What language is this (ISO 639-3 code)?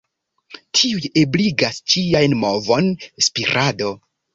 epo